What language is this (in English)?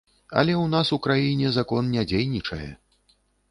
Belarusian